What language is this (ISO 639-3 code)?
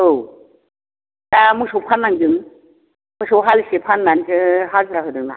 brx